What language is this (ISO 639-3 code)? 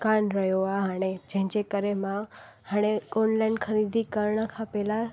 snd